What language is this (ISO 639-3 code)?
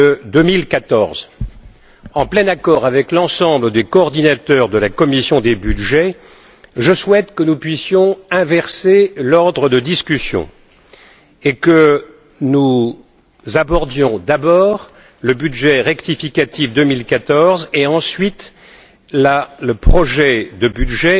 fra